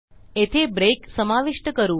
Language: Marathi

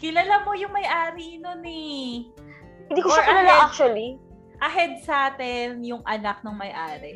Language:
Filipino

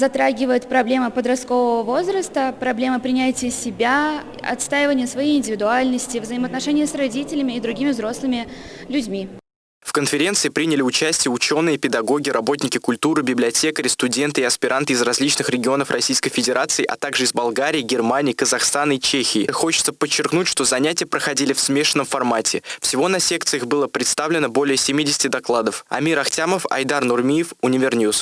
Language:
Russian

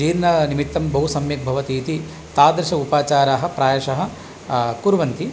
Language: Sanskrit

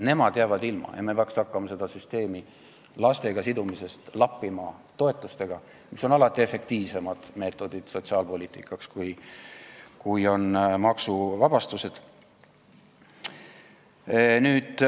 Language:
Estonian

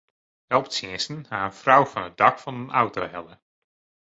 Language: Western Frisian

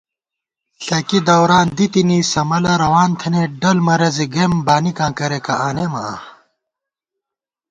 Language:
Gawar-Bati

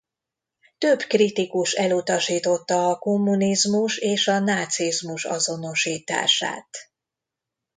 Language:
Hungarian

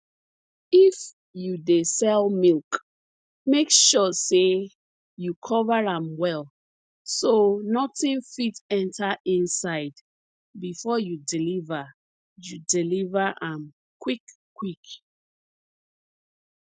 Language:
Nigerian Pidgin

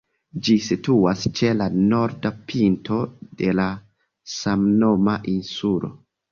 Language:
Esperanto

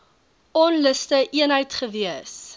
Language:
Afrikaans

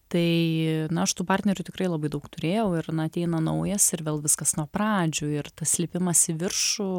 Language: Lithuanian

